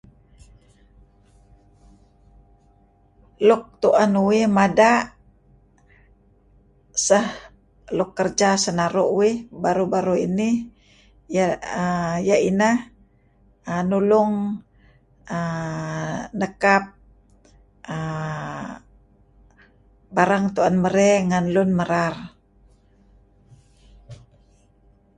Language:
Kelabit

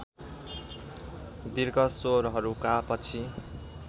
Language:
Nepali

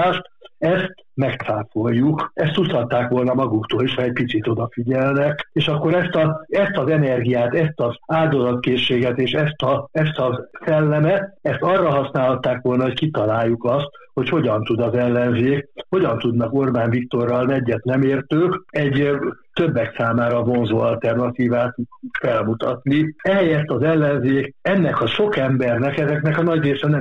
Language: Hungarian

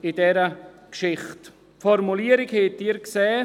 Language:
Swiss German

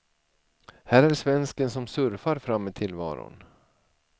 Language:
Swedish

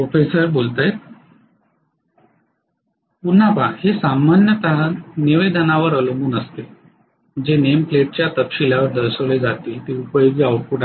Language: Marathi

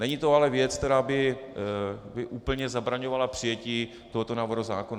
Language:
Czech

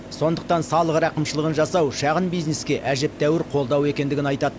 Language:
Kazakh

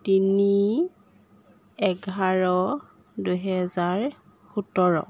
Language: Assamese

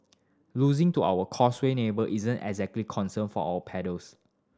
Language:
English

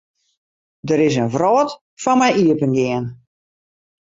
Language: Western Frisian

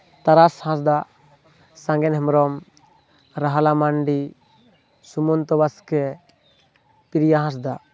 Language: Santali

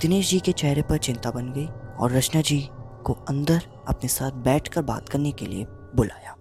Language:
Hindi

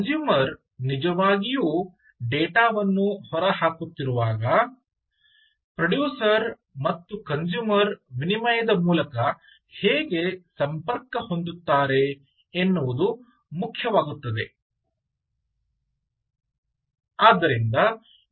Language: Kannada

